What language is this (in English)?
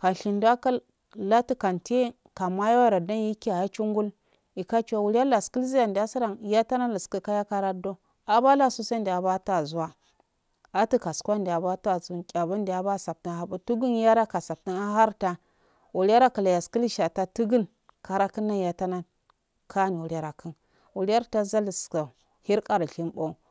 Afade